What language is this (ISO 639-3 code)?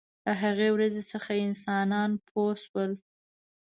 pus